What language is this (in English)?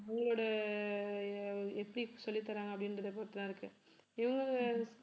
Tamil